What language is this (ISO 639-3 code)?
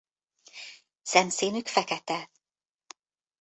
hun